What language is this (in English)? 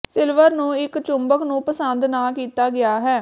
Punjabi